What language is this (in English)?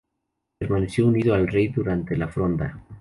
Spanish